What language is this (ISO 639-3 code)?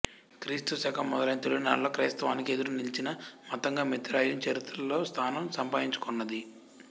tel